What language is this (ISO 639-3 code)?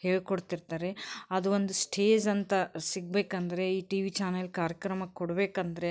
kan